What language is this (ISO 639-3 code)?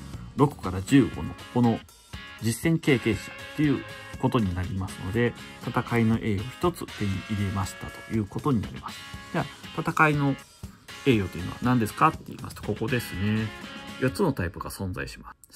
jpn